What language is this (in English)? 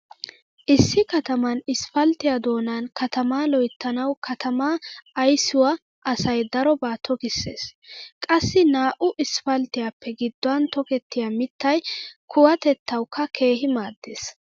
Wolaytta